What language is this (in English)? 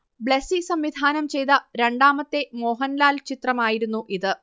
Malayalam